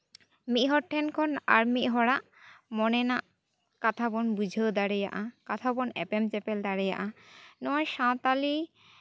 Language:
Santali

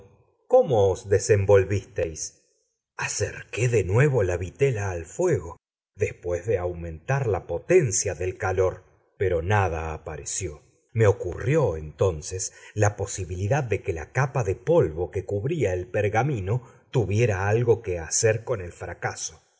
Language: Spanish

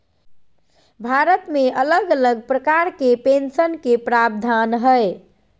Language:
Magahi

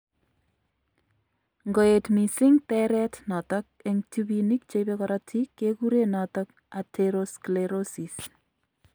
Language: Kalenjin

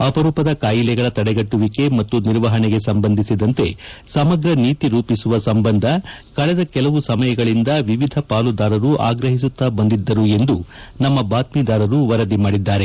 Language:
Kannada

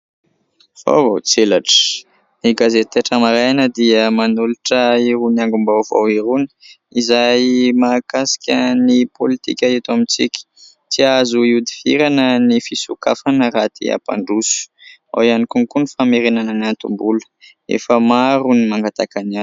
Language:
Malagasy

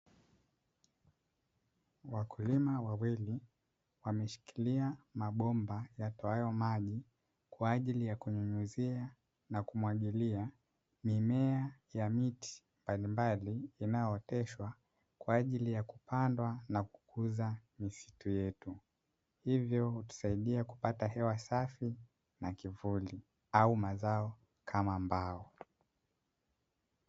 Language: Swahili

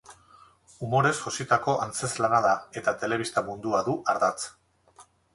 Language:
Basque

